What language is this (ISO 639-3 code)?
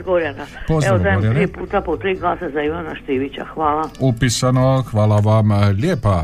hrv